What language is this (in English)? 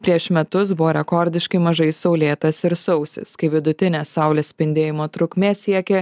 Lithuanian